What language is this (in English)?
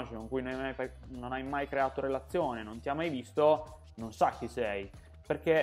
Italian